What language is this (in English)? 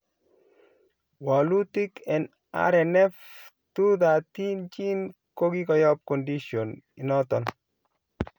Kalenjin